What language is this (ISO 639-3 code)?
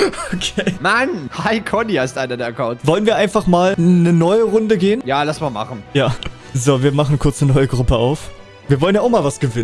deu